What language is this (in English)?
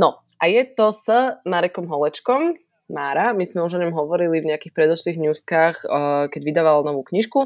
Slovak